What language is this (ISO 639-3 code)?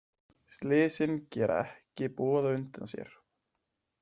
isl